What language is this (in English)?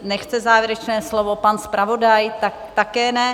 Czech